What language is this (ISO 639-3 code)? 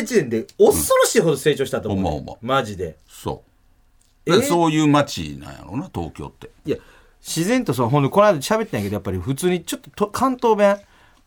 jpn